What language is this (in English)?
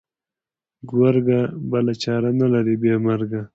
Pashto